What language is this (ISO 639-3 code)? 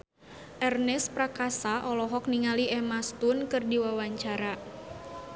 sun